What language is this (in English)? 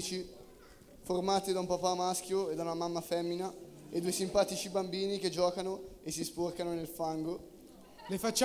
Italian